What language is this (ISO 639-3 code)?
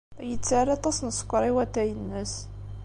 kab